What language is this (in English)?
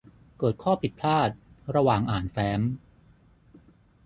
Thai